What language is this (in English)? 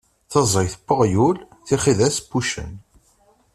Kabyle